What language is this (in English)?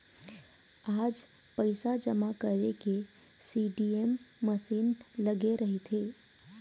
Chhattisgarhi